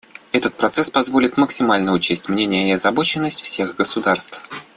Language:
Russian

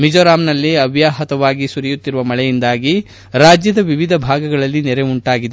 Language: Kannada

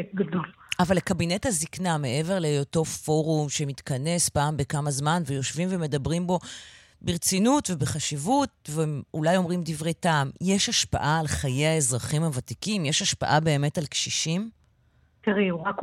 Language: Hebrew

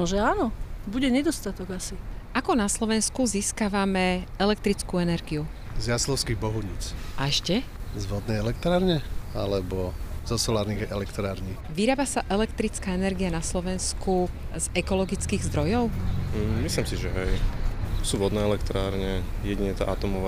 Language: Slovak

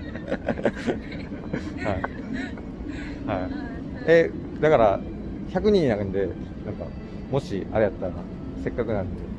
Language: Japanese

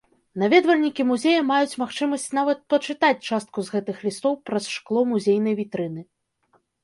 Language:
Belarusian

